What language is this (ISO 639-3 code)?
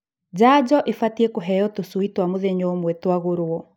kik